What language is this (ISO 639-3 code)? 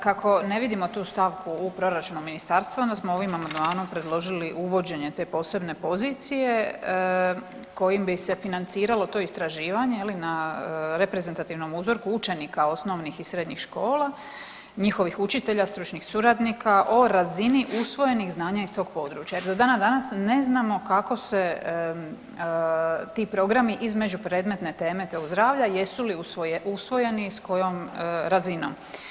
hrv